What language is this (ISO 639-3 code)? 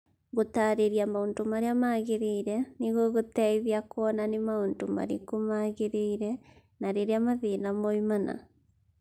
kik